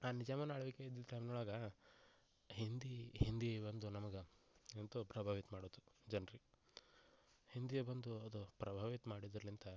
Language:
Kannada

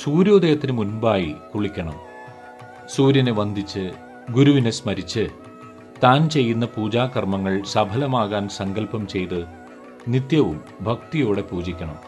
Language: Malayalam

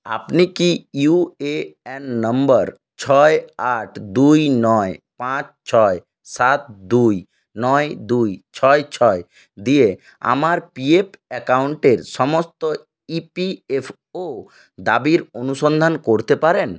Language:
Bangla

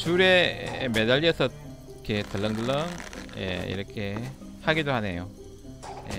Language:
Korean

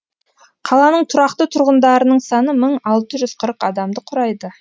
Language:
Kazakh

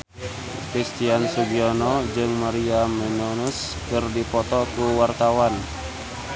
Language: Sundanese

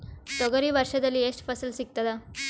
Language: Kannada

